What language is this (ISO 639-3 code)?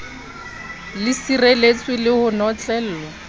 sot